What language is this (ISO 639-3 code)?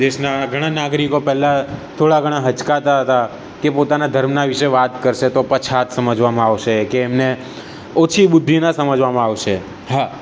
guj